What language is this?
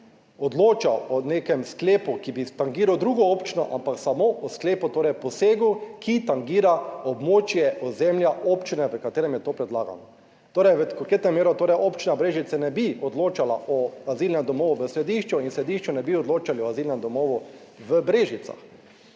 Slovenian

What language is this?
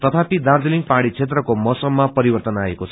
Nepali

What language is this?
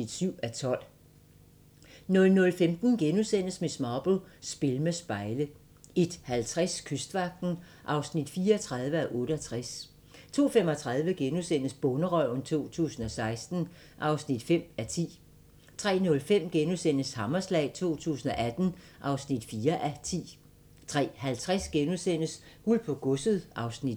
Danish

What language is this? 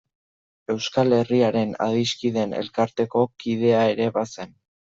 Basque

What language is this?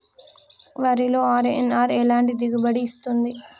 Telugu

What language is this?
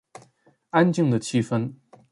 Chinese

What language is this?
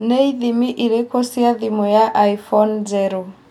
Kikuyu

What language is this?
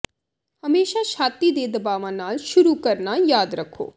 Punjabi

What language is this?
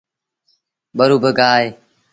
Sindhi Bhil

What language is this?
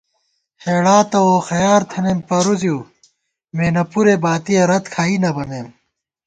Gawar-Bati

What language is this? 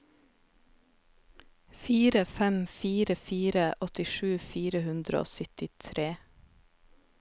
Norwegian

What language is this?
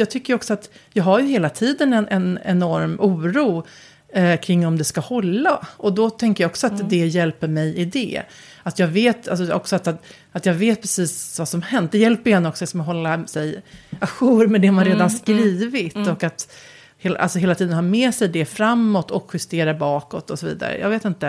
Swedish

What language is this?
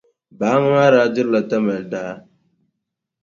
Dagbani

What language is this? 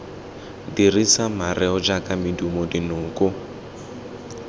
Tswana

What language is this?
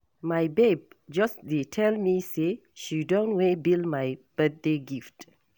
Nigerian Pidgin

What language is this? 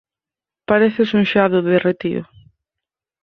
Galician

